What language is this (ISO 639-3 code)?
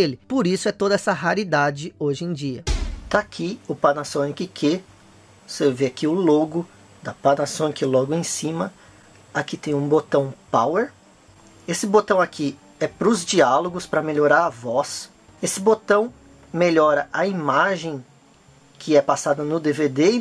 por